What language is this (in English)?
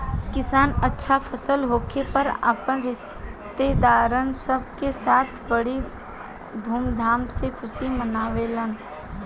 Bhojpuri